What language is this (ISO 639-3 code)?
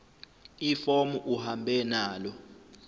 zul